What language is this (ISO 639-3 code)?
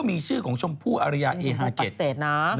tha